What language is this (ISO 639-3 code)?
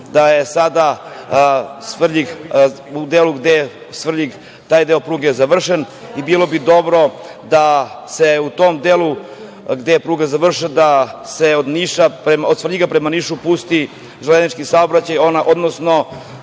srp